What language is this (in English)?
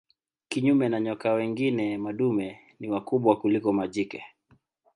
Swahili